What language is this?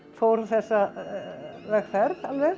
Icelandic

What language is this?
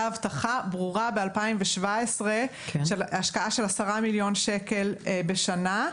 Hebrew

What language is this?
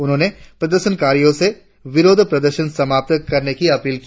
Hindi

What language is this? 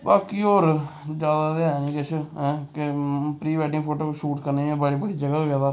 Dogri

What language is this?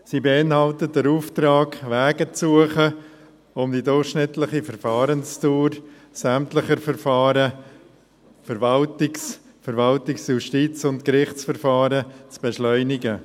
Swiss German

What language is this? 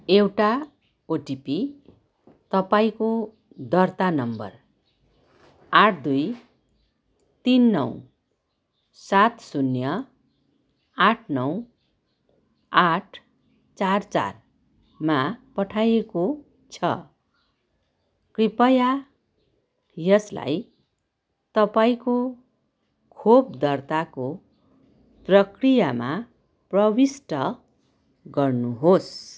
Nepali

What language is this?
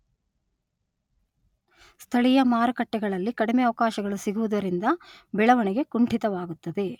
Kannada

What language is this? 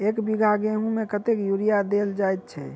Maithili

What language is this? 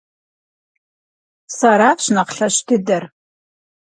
Kabardian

